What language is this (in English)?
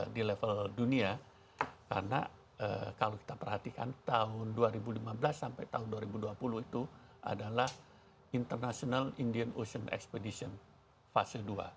Indonesian